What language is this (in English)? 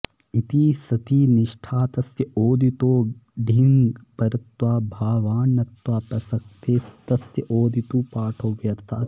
Sanskrit